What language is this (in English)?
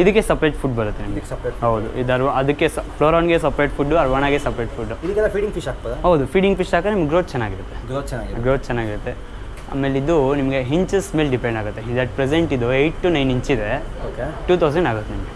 Kannada